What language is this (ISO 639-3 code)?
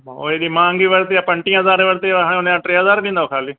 snd